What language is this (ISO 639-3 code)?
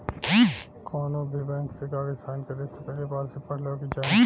bho